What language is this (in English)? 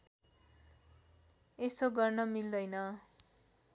Nepali